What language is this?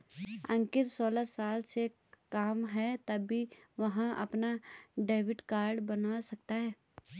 Hindi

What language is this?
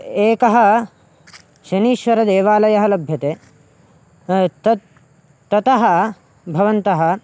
Sanskrit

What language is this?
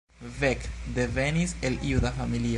Esperanto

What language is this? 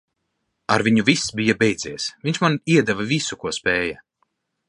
Latvian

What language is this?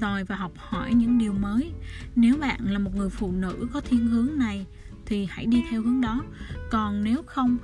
Vietnamese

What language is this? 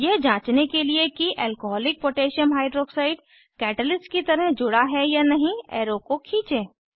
Hindi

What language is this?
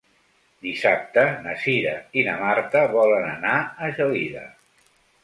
Catalan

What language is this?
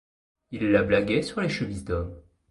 French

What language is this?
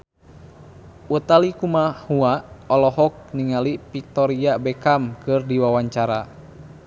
Sundanese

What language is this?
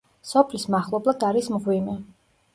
Georgian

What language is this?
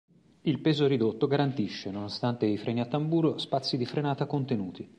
Italian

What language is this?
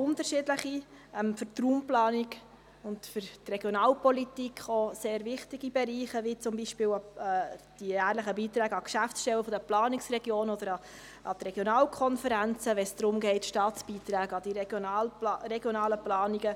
Swiss German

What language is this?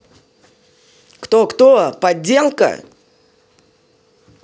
Russian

